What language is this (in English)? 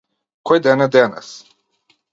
Macedonian